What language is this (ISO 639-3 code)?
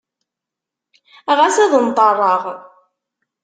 kab